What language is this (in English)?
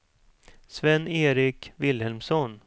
Swedish